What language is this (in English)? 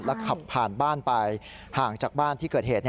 Thai